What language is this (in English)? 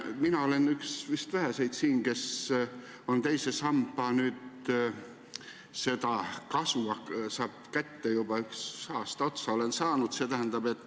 Estonian